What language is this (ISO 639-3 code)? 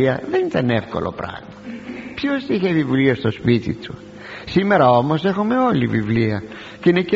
ell